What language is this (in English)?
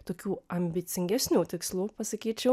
Lithuanian